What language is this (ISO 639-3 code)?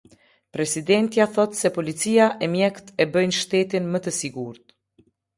sqi